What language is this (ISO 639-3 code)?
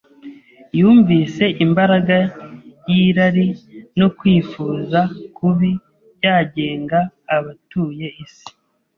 kin